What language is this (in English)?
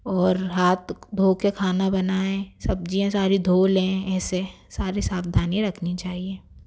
Hindi